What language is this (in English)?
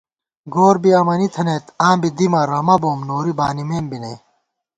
Gawar-Bati